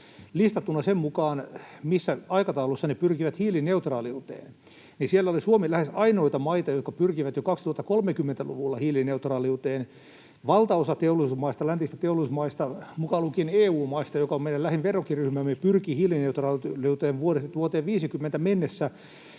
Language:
Finnish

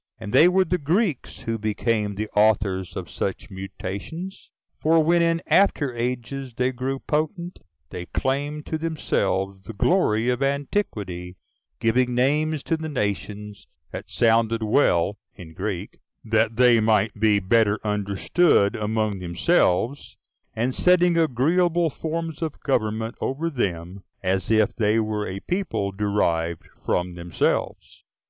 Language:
English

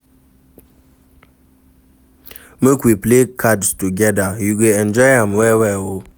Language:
Nigerian Pidgin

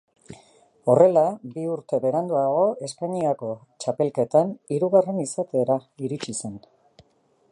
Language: Basque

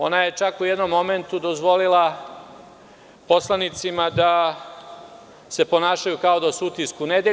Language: Serbian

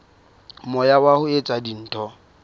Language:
Southern Sotho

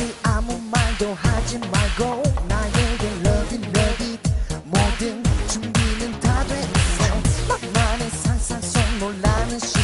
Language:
Vietnamese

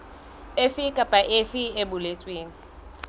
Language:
Southern Sotho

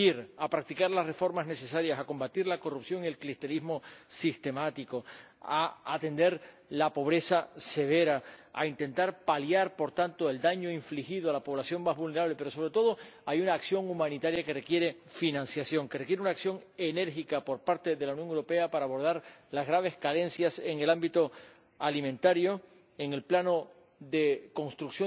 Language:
Spanish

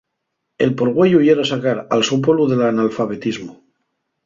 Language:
Asturian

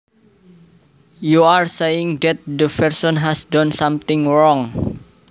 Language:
Javanese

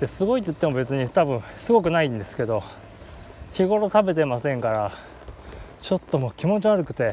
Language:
Japanese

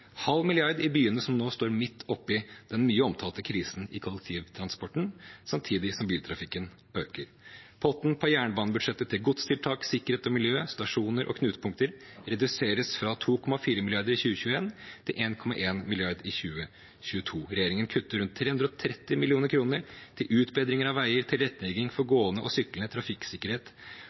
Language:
Norwegian Bokmål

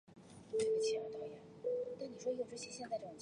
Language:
Chinese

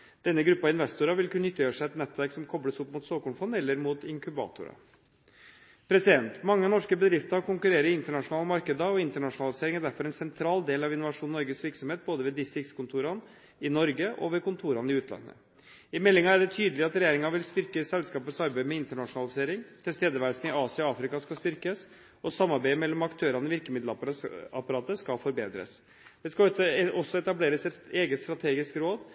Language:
Norwegian Bokmål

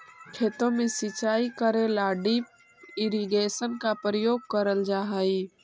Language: Magahi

